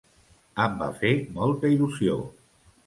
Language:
Catalan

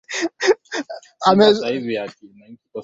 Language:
Swahili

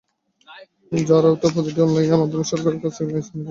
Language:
Bangla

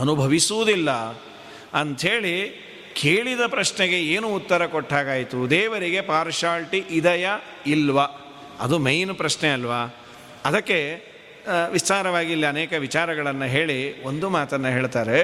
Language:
Kannada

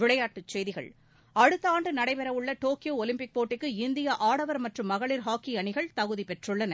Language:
Tamil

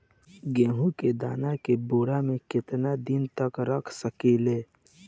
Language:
Bhojpuri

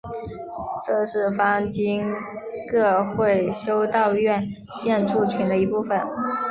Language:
Chinese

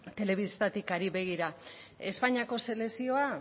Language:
Basque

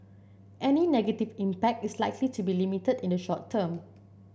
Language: English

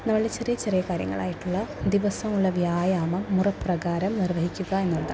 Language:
Malayalam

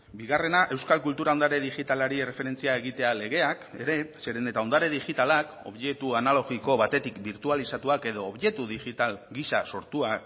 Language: Basque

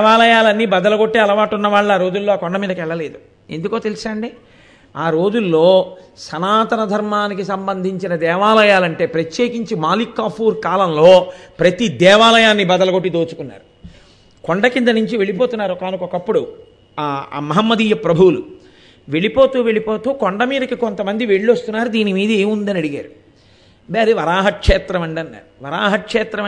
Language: Telugu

